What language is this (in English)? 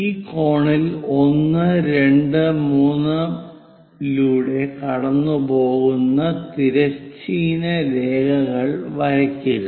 Malayalam